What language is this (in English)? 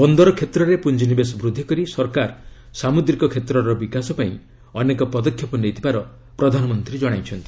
Odia